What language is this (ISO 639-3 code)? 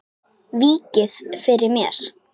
isl